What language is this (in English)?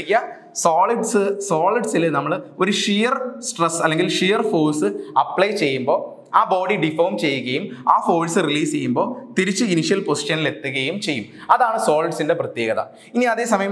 Dutch